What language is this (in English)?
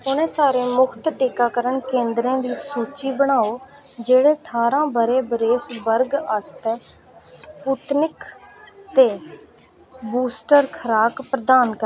Dogri